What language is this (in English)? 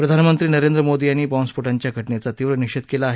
Marathi